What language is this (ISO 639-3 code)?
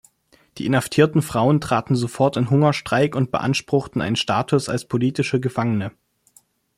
deu